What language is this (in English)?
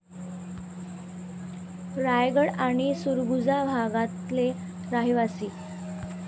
Marathi